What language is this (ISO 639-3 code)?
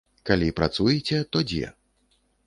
bel